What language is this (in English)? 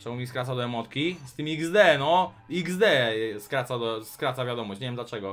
Polish